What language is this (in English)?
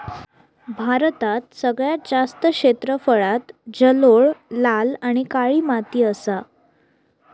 Marathi